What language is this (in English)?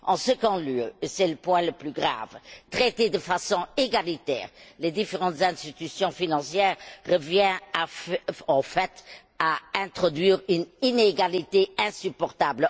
French